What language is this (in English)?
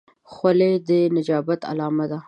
Pashto